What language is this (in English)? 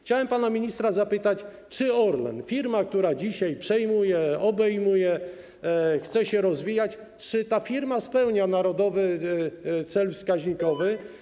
Polish